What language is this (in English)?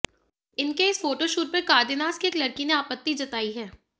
Hindi